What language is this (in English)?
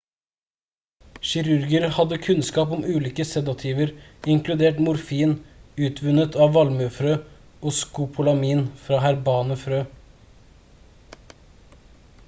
Norwegian Bokmål